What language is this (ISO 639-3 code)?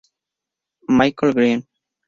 spa